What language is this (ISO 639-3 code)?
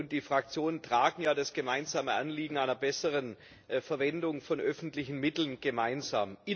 deu